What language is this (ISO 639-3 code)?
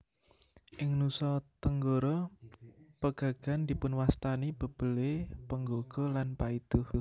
jav